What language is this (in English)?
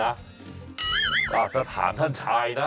Thai